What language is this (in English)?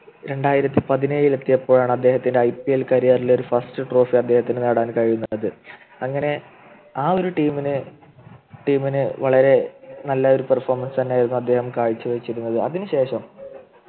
Malayalam